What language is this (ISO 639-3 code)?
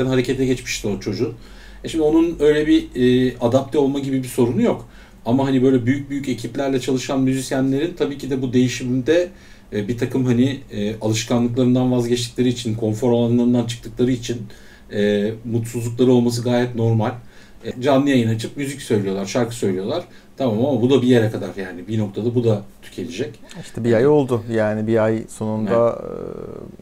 tur